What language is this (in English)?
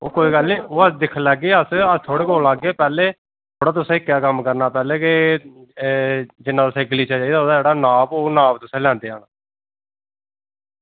Dogri